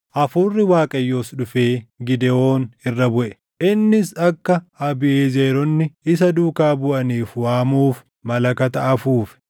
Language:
Oromo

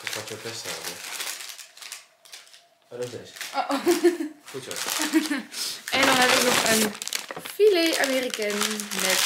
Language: Dutch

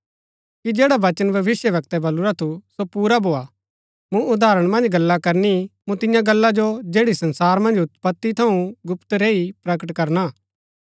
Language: Gaddi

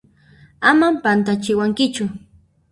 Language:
Puno Quechua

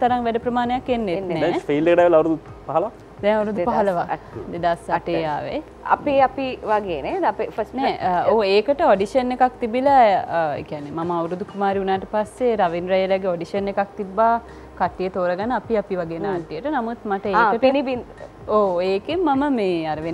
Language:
Indonesian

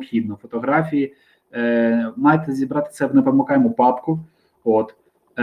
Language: Ukrainian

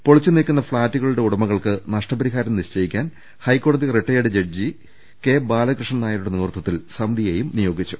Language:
Malayalam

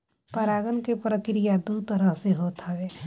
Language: Bhojpuri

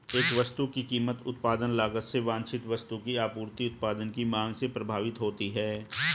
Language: Hindi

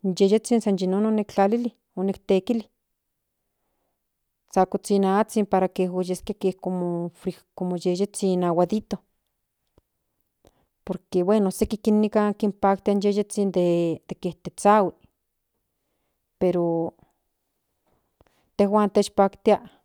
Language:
Central Nahuatl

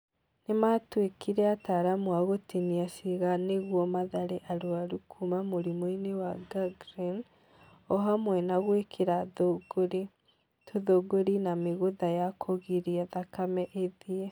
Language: Kikuyu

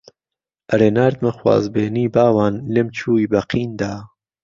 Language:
Central Kurdish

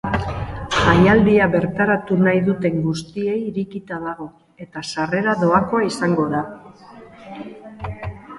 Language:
Basque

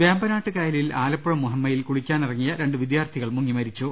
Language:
Malayalam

